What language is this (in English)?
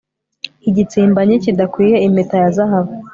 Kinyarwanda